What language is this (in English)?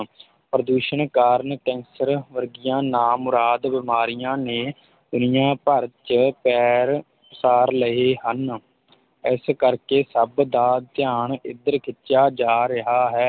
Punjabi